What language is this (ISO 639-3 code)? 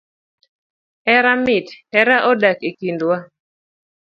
luo